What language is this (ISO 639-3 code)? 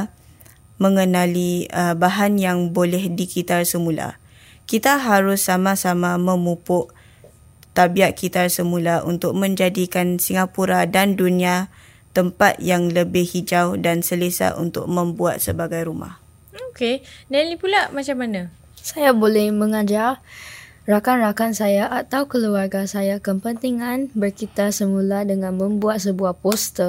msa